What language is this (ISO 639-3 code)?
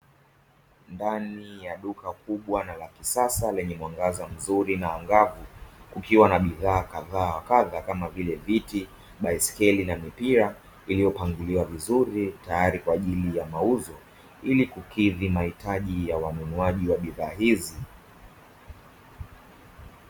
swa